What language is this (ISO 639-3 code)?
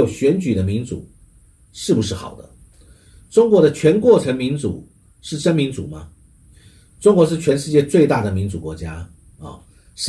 zho